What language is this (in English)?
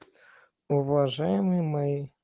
Russian